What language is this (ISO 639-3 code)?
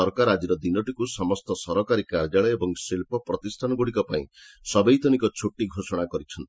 ori